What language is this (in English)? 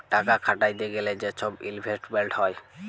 Bangla